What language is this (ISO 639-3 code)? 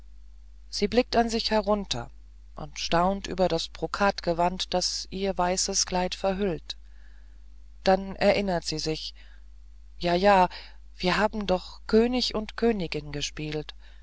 deu